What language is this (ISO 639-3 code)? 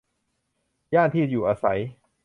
tha